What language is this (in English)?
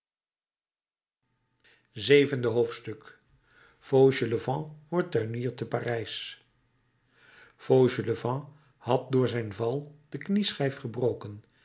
Dutch